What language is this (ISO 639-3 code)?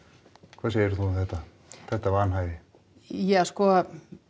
isl